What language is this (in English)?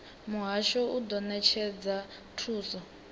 Venda